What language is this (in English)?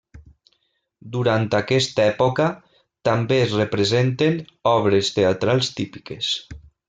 Catalan